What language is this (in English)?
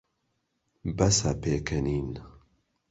Central Kurdish